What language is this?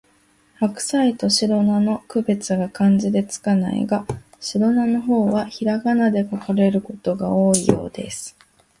Japanese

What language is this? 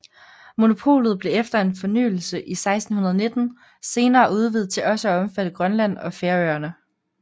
Danish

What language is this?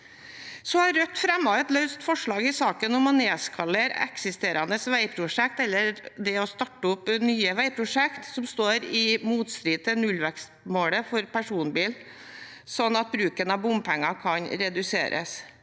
Norwegian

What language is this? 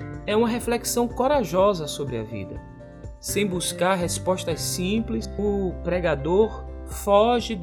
Portuguese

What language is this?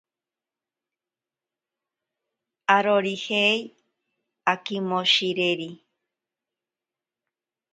Ashéninka Perené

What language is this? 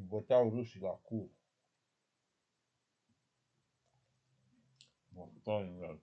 Romanian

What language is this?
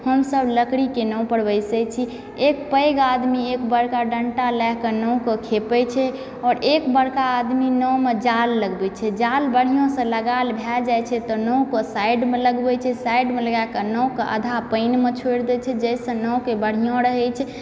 Maithili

